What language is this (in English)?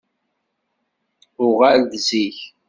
Kabyle